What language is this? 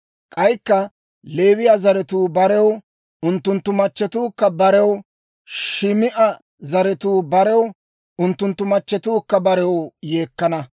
Dawro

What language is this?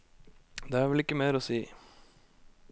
Norwegian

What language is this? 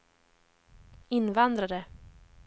Swedish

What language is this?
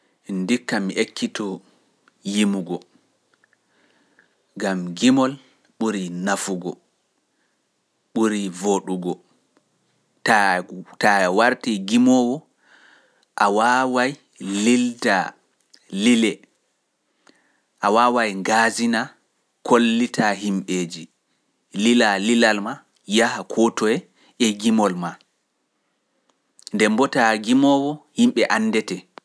Pular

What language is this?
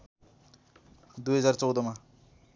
Nepali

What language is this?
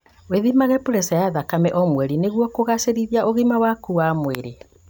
Kikuyu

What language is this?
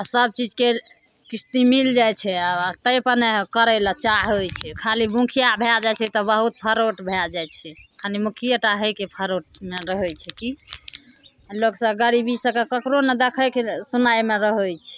Maithili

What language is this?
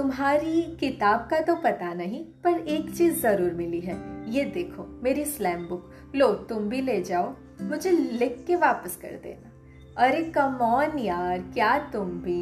Hindi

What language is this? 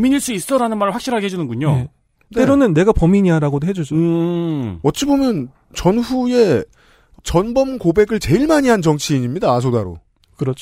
Korean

